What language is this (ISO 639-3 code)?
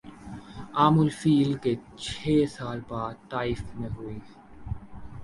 urd